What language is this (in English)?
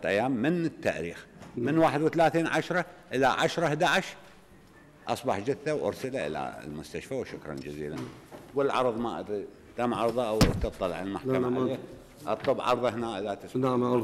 Arabic